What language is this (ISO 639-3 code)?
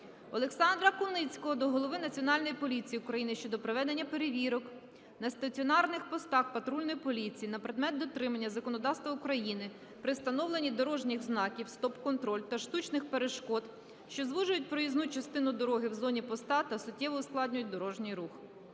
ukr